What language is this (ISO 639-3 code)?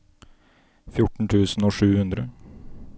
nor